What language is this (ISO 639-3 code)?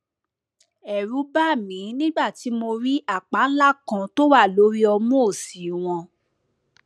yor